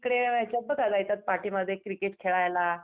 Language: Marathi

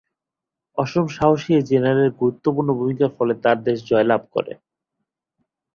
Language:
Bangla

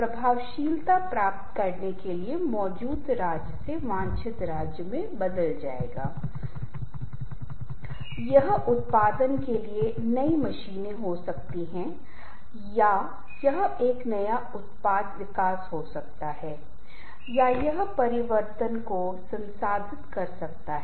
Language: Hindi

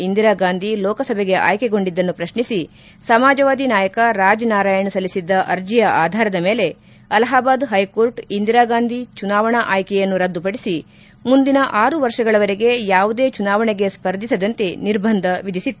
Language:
Kannada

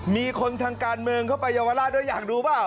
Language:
Thai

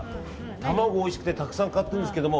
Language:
Japanese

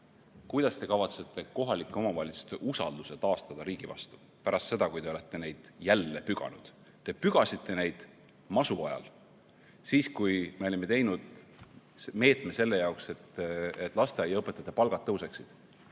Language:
Estonian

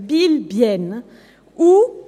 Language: Swiss German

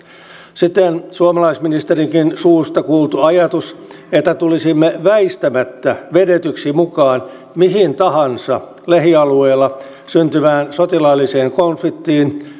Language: Finnish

